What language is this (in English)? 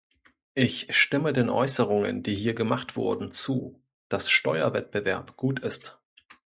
German